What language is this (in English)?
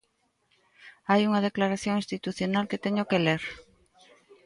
Galician